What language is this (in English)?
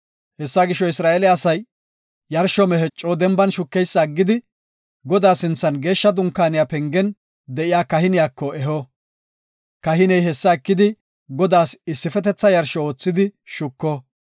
Gofa